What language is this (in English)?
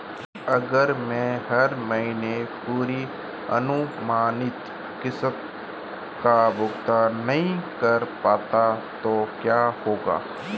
Hindi